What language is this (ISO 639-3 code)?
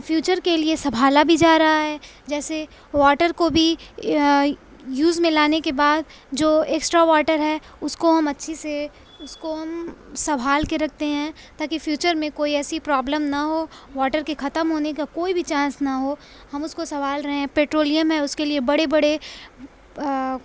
urd